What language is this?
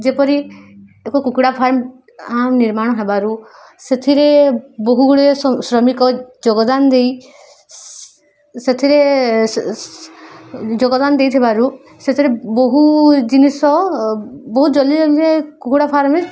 Odia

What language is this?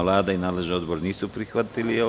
Serbian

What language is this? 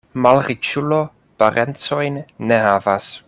Esperanto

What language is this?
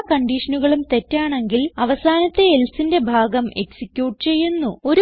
Malayalam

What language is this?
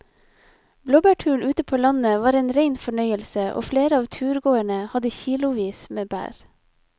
Norwegian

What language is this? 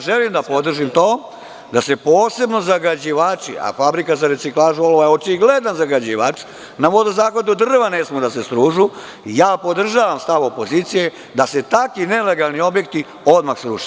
Serbian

